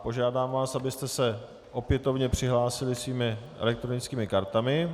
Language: Czech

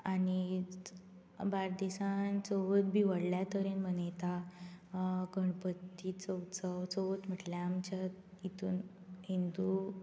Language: Konkani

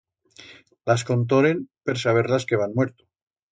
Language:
Aragonese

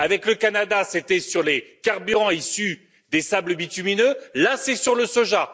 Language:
French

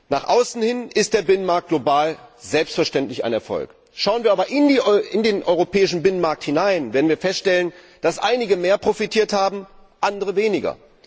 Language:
German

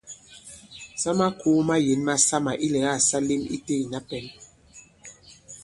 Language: Bankon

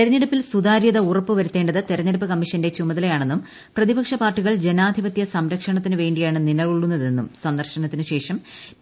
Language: Malayalam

